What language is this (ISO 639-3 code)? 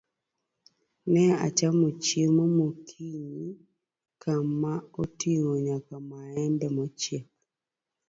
luo